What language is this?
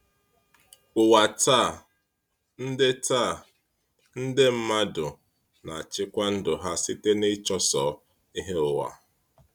Igbo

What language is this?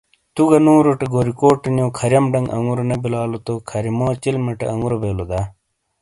Shina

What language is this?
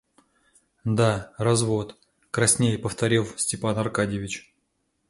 Russian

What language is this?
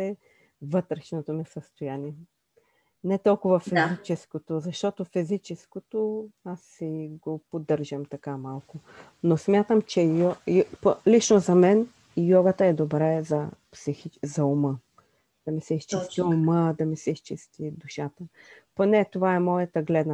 Bulgarian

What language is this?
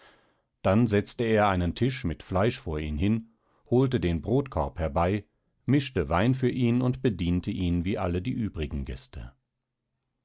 German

